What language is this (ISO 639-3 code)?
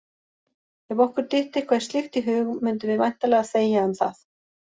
isl